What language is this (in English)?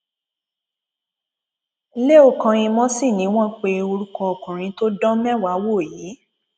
Yoruba